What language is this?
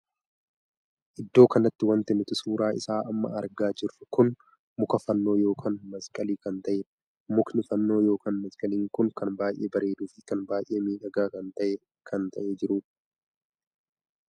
Oromo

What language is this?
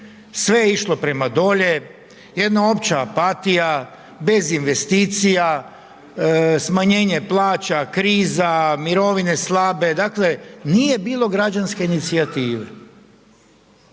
Croatian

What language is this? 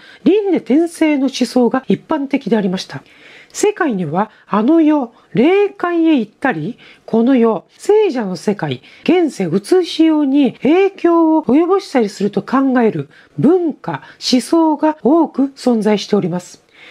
Japanese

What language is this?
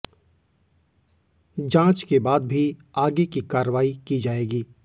Hindi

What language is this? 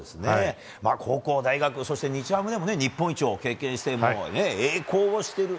Japanese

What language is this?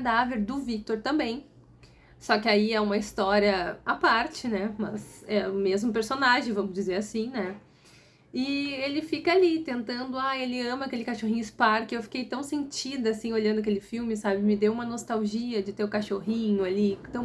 Portuguese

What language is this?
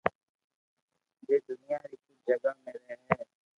Loarki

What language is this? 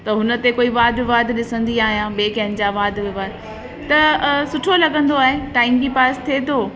Sindhi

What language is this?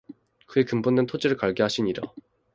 Korean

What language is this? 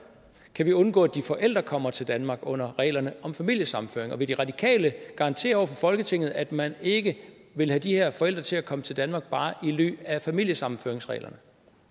Danish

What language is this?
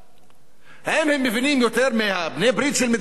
Hebrew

